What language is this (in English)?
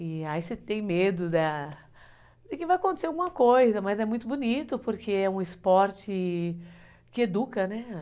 Portuguese